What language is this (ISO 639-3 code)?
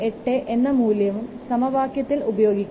mal